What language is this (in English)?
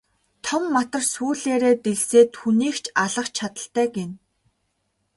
Mongolian